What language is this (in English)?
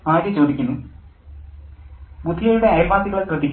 Malayalam